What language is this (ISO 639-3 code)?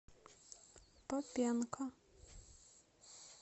rus